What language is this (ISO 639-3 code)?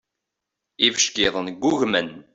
kab